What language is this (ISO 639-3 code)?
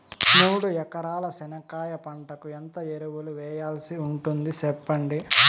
tel